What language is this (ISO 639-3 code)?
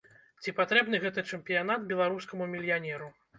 bel